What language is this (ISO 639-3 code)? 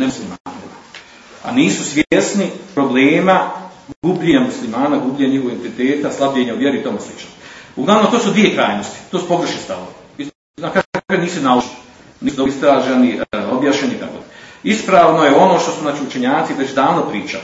hrv